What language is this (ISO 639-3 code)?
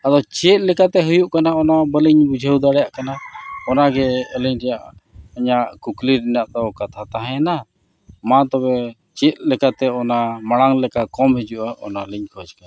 sat